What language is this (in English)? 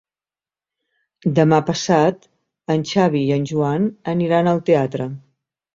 Catalan